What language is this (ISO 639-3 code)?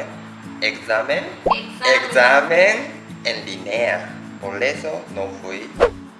spa